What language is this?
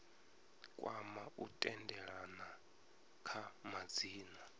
Venda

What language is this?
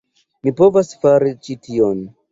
Esperanto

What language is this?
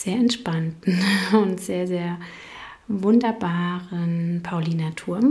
German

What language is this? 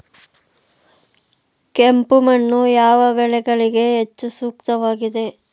Kannada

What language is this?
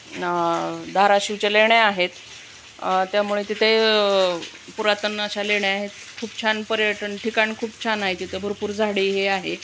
Marathi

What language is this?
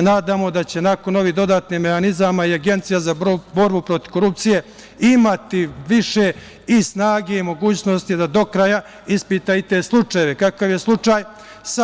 Serbian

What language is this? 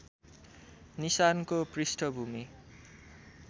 Nepali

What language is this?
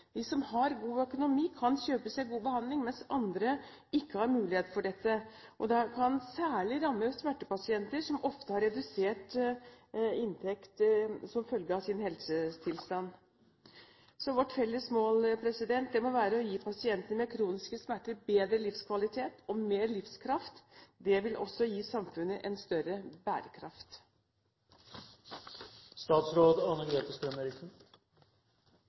Norwegian Bokmål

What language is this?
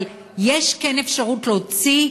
Hebrew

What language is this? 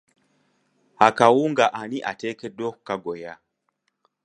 Ganda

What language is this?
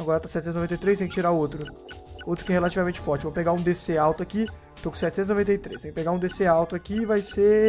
Portuguese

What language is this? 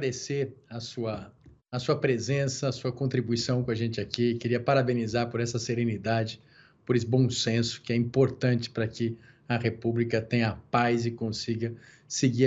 Portuguese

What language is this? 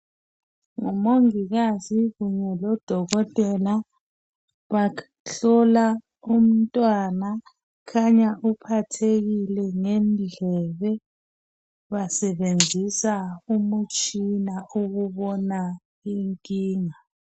North Ndebele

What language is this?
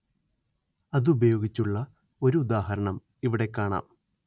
Malayalam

